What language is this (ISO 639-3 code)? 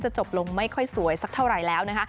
tha